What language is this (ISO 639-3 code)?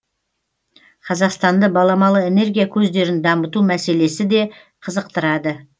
kaz